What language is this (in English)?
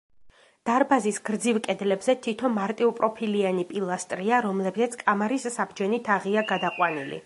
Georgian